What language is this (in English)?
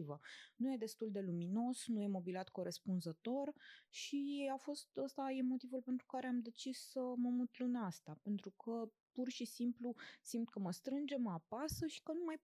Romanian